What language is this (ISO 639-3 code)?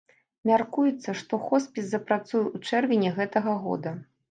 bel